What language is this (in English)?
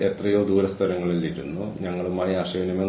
Malayalam